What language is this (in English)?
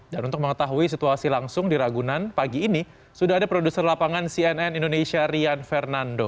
Indonesian